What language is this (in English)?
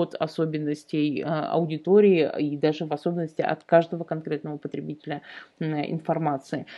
Russian